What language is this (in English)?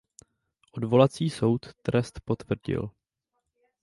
Czech